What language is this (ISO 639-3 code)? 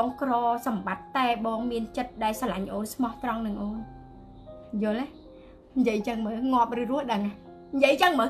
vie